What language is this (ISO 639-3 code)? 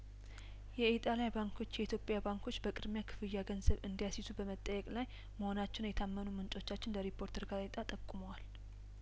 amh